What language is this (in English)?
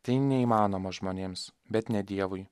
Lithuanian